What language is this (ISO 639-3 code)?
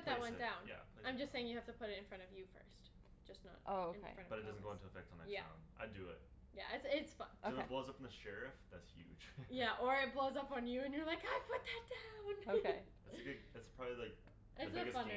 eng